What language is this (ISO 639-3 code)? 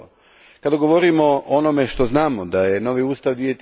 hrv